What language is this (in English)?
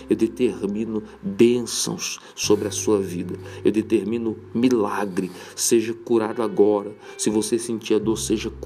Portuguese